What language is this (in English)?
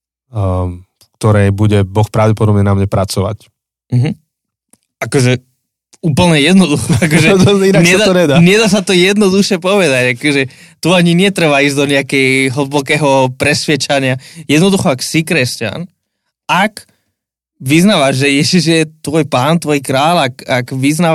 Slovak